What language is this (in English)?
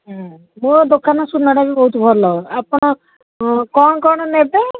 Odia